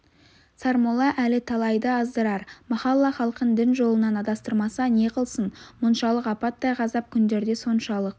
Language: Kazakh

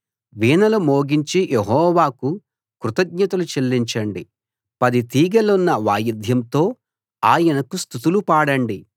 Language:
Telugu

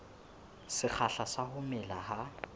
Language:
Southern Sotho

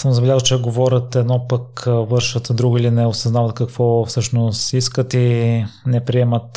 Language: Bulgarian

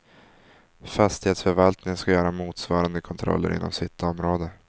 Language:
Swedish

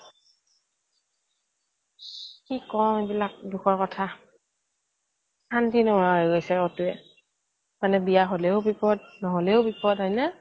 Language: Assamese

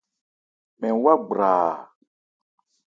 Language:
Ebrié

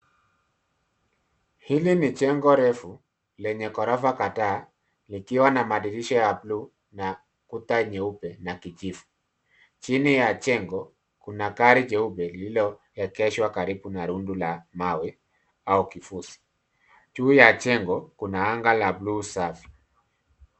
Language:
Swahili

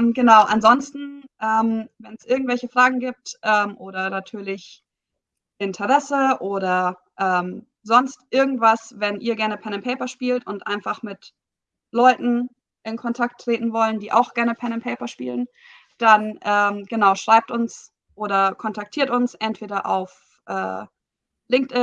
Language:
German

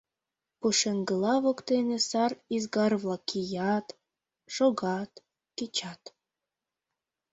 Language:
Mari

